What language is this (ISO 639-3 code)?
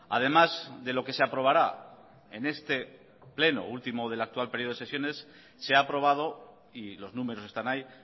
spa